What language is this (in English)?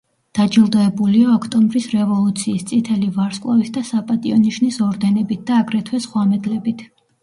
Georgian